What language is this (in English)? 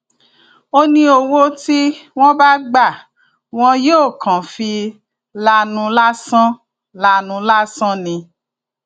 Yoruba